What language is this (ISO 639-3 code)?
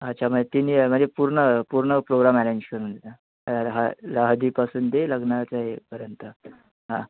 mar